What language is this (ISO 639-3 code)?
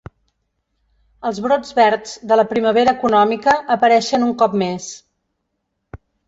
cat